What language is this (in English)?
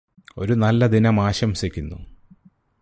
Malayalam